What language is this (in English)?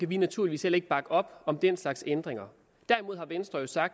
Danish